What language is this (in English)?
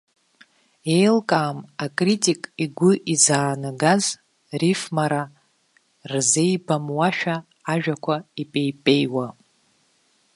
Abkhazian